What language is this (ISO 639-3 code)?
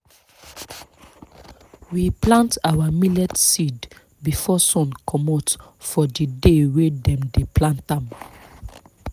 pcm